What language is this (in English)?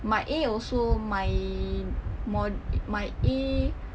English